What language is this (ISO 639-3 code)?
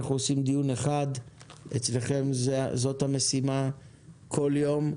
heb